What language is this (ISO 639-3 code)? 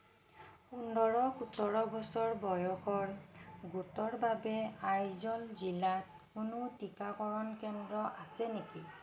asm